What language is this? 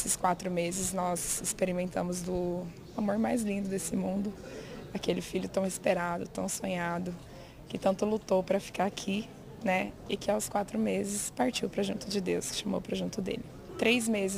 Portuguese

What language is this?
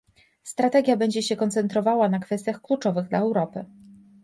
Polish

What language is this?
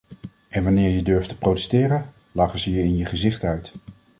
Dutch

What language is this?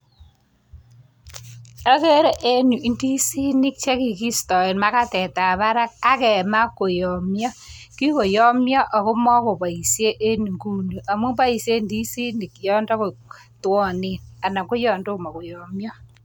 Kalenjin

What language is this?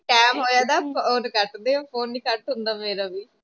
Punjabi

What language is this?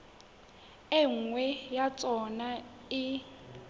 Southern Sotho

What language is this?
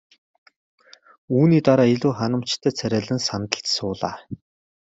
Mongolian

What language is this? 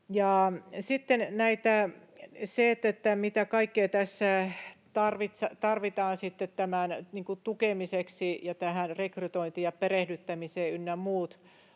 Finnish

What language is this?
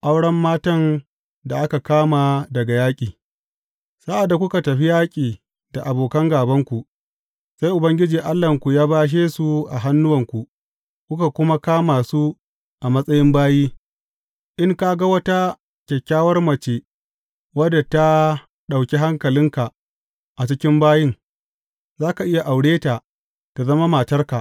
Hausa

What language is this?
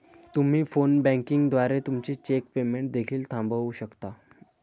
Marathi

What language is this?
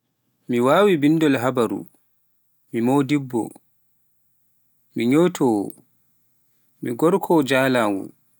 Pular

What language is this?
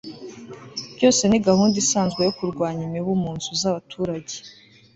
Kinyarwanda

